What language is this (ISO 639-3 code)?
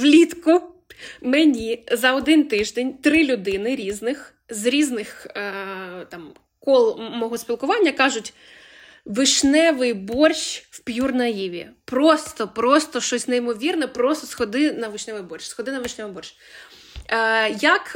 ukr